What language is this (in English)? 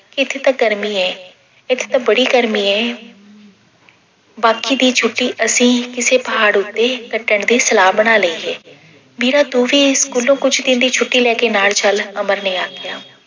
Punjabi